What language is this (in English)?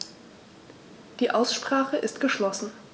German